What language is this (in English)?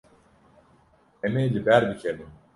Kurdish